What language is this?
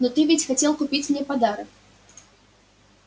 Russian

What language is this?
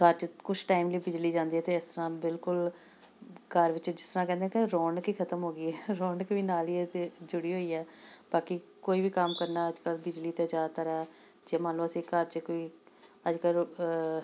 Punjabi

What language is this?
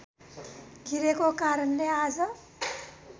Nepali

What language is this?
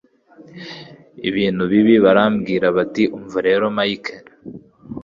Kinyarwanda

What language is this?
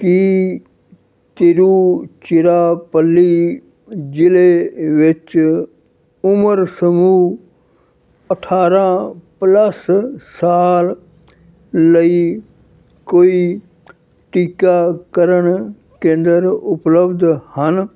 Punjabi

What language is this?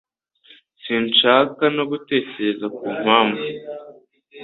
Kinyarwanda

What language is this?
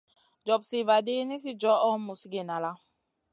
Masana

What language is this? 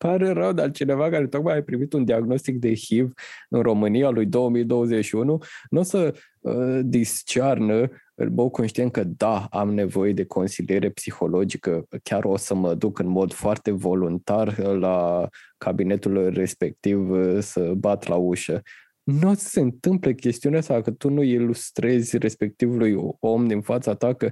Romanian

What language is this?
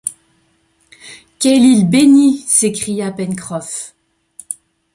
French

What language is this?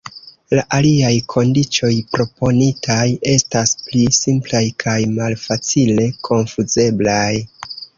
Esperanto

